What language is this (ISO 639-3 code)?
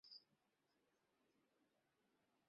ben